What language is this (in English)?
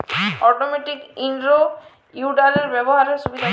Bangla